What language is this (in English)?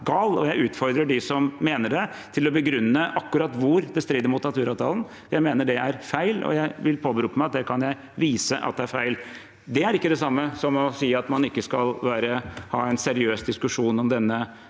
Norwegian